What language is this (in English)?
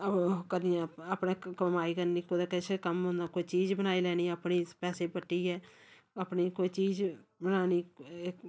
Dogri